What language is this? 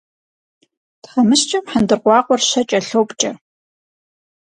Kabardian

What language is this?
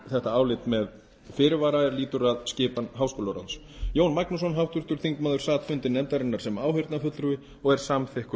Icelandic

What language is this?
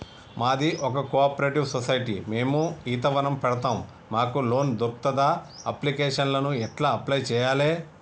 Telugu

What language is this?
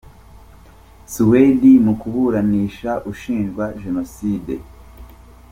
Kinyarwanda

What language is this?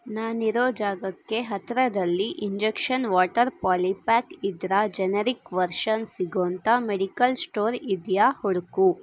Kannada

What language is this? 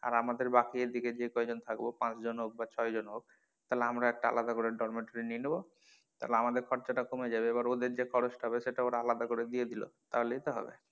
Bangla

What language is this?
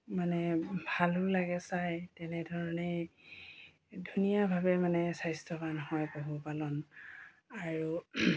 Assamese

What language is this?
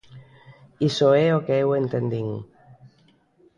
Galician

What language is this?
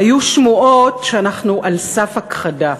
Hebrew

